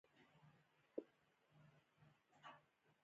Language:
Pashto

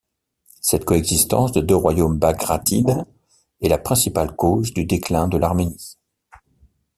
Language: French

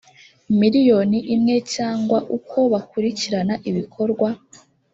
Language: Kinyarwanda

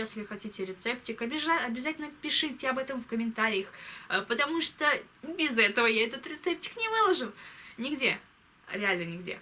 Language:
Russian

